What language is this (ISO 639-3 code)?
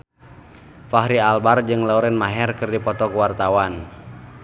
sun